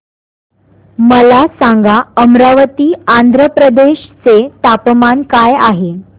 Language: Marathi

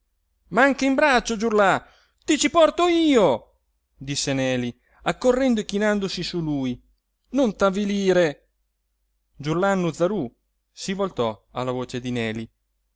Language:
Italian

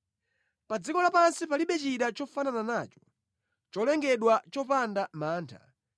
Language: Nyanja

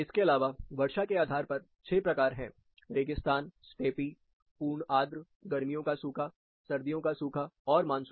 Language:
Hindi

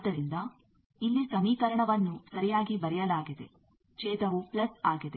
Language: Kannada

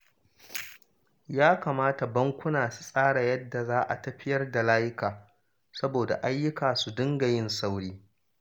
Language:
Hausa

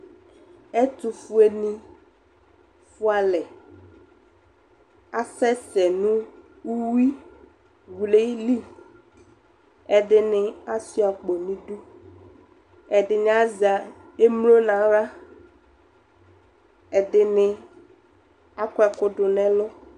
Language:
Ikposo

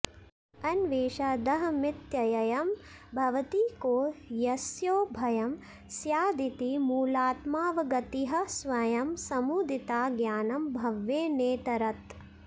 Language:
Sanskrit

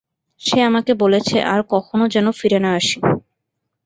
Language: Bangla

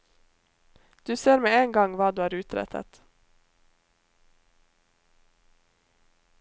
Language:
Norwegian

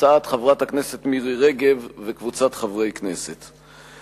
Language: Hebrew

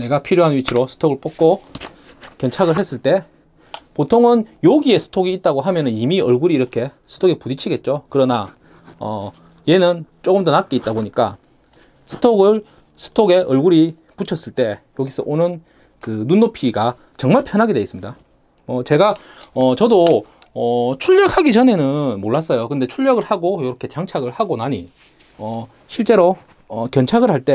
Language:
Korean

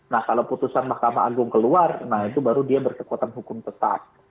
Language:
Indonesian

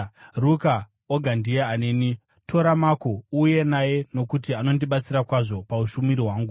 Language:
Shona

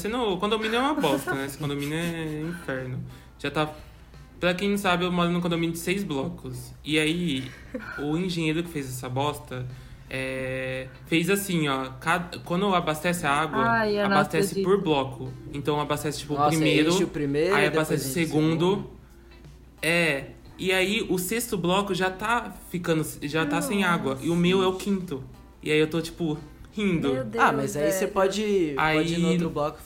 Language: Portuguese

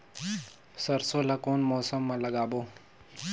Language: Chhattisgarhi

